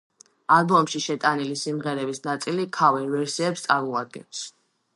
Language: Georgian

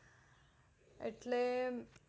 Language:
Gujarati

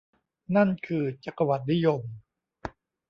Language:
Thai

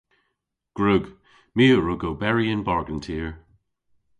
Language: Cornish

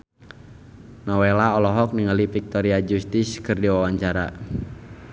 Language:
Sundanese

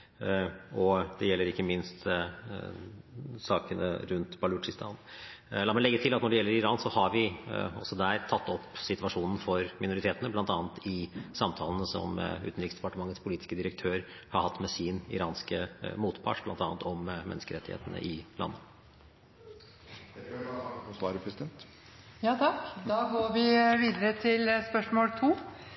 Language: Norwegian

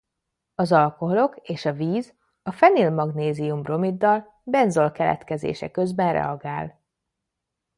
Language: Hungarian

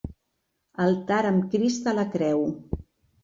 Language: Catalan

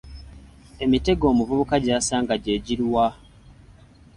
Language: Ganda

